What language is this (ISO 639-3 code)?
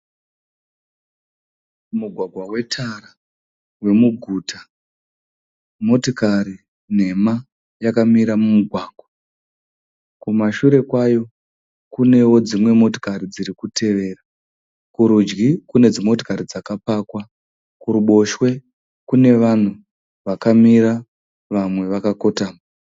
sna